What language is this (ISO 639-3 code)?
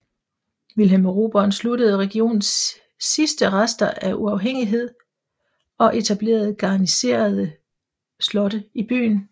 dan